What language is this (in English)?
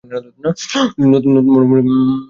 Bangla